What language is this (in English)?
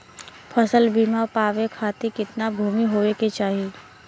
Bhojpuri